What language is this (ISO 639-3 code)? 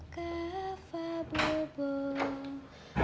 ind